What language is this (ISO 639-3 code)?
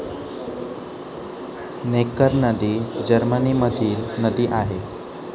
mar